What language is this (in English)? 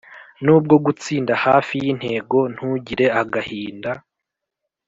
Kinyarwanda